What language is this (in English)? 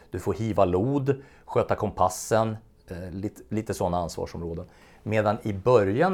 Swedish